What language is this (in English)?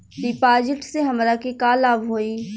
Bhojpuri